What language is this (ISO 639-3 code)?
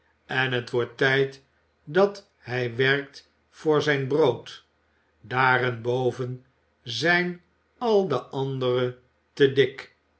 nld